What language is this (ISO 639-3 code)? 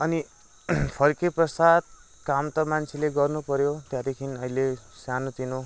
nep